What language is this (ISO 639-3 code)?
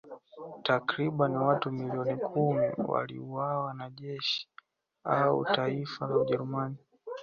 swa